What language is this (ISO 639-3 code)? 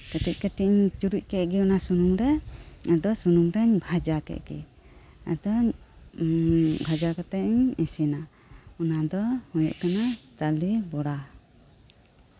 sat